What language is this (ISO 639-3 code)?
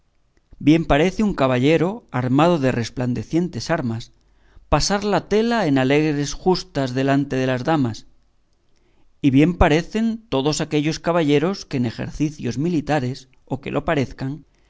spa